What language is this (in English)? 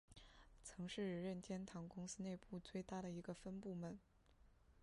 Chinese